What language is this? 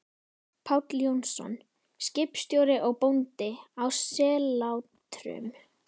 Icelandic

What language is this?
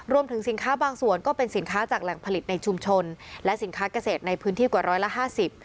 Thai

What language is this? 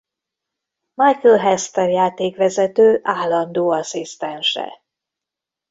Hungarian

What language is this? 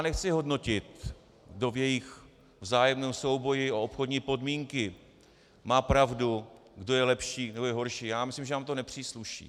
Czech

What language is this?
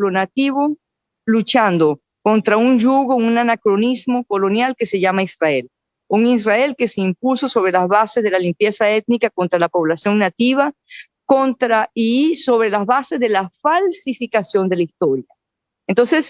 Spanish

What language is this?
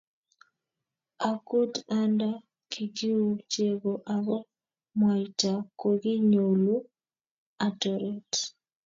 Kalenjin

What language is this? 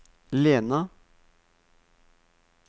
Norwegian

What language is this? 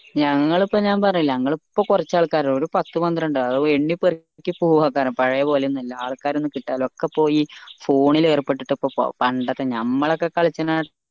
Malayalam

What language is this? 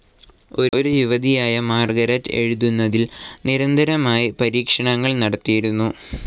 Malayalam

